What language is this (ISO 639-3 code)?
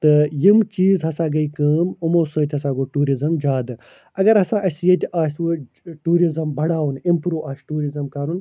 kas